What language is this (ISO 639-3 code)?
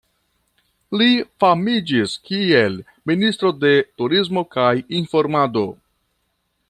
epo